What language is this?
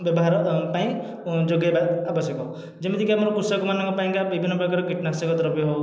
Odia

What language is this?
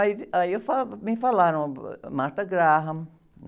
Portuguese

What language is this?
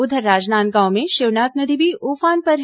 Hindi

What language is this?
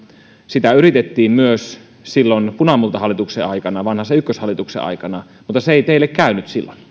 Finnish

